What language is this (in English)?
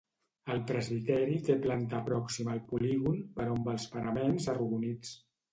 Catalan